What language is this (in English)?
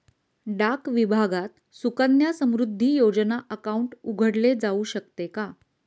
Marathi